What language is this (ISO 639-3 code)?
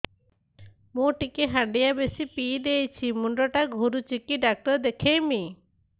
ori